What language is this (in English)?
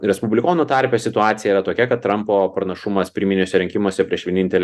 Lithuanian